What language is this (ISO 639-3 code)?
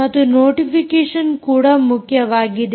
kan